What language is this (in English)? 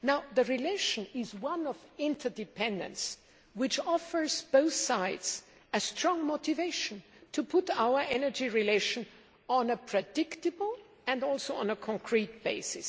English